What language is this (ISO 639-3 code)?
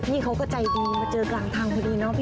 tha